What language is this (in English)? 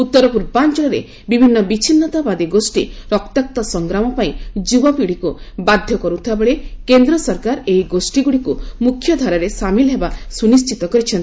Odia